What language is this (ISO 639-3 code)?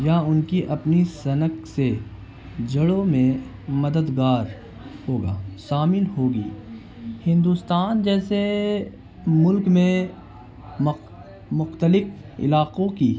urd